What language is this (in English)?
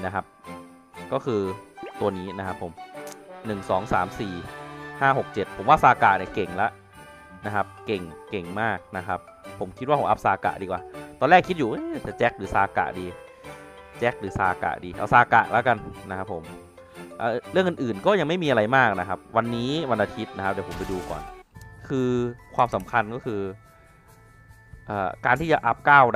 Thai